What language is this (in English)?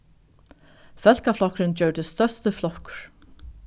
Faroese